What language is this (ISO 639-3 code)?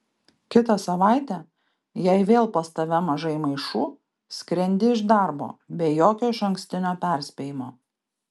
lit